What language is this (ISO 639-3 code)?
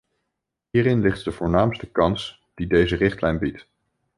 nld